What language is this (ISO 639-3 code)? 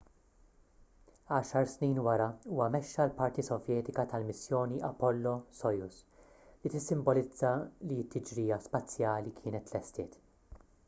mlt